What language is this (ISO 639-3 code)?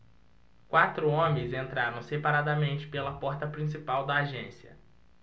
por